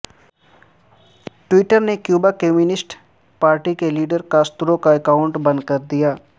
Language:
Urdu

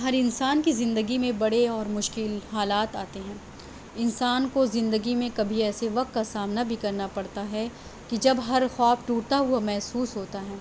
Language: Urdu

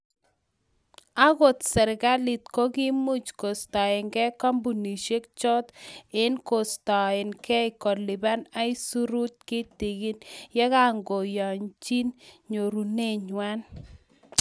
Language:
Kalenjin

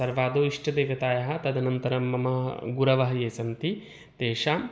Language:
Sanskrit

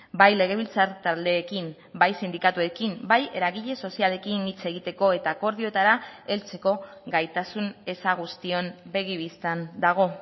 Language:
Basque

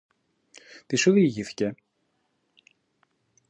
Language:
Greek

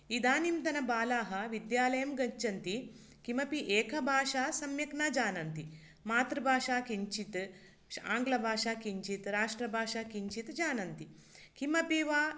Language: Sanskrit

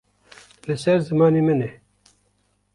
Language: Kurdish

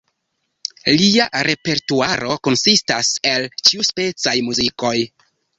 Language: Esperanto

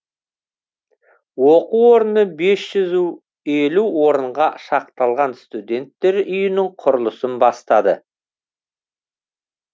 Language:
Kazakh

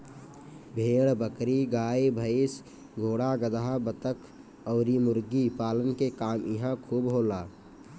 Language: Bhojpuri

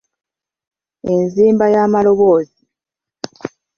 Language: Ganda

